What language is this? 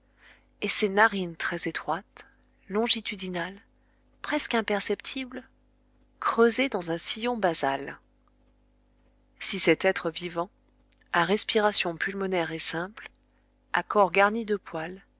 French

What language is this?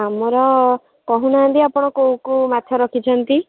Odia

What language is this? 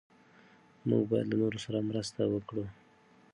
Pashto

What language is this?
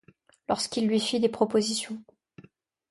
French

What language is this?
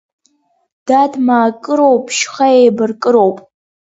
Abkhazian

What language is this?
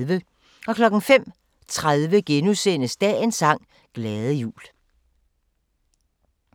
Danish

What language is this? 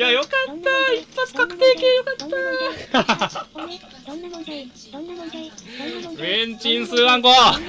Japanese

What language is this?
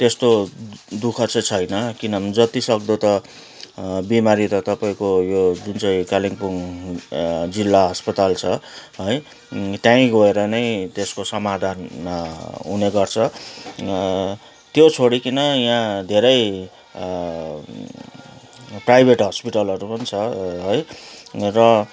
Nepali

